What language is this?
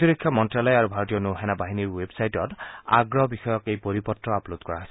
Assamese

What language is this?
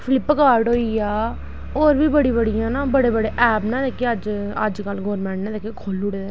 Dogri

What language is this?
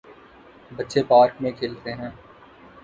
Urdu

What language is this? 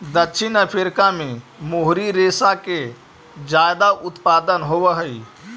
Magahi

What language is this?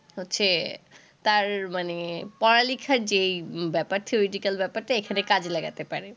Bangla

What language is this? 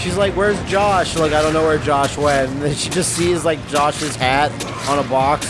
English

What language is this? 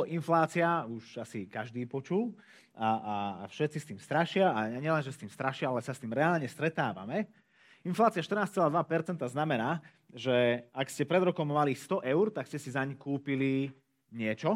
Slovak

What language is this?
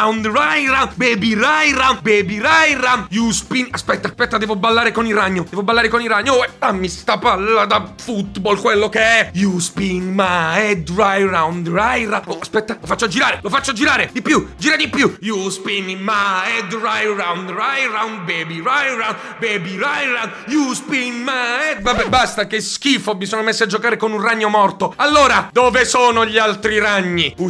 Italian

